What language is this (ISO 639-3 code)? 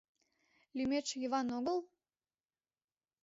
chm